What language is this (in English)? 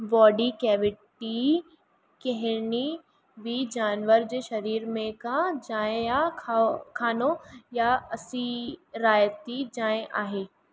Sindhi